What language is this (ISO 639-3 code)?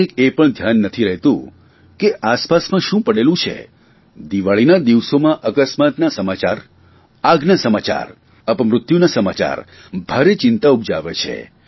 guj